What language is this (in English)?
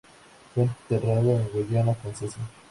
Spanish